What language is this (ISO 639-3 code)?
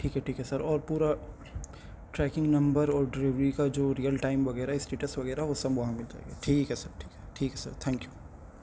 urd